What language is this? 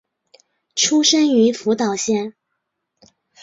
Chinese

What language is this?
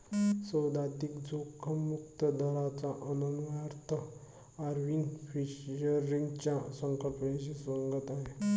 Marathi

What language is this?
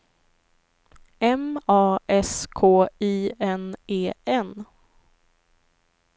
Swedish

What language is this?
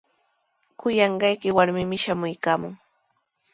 Sihuas Ancash Quechua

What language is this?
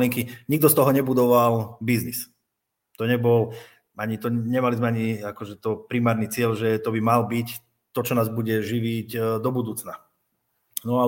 Slovak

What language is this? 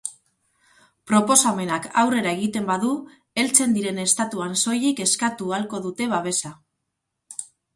Basque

